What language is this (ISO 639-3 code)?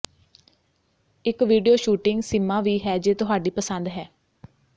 pan